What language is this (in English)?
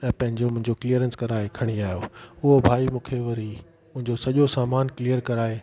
Sindhi